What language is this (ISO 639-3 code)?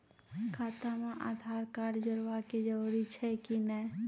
mai